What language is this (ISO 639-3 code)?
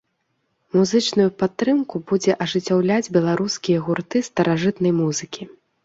bel